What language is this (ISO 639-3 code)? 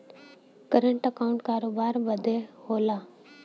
bho